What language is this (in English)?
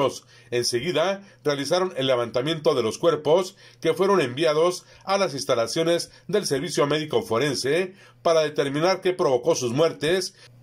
Spanish